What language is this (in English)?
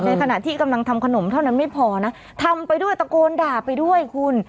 Thai